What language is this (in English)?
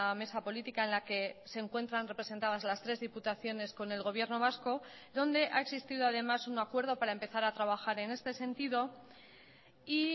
Spanish